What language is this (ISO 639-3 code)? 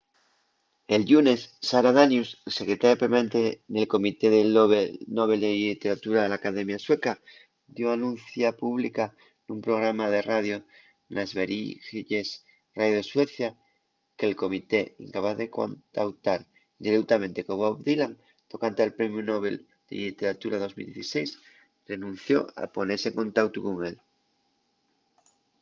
ast